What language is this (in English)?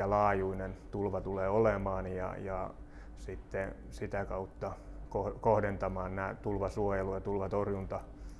Finnish